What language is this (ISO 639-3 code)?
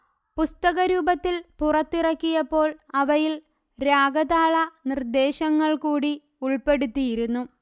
mal